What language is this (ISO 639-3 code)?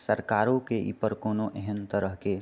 mai